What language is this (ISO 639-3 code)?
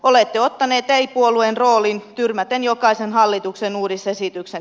fin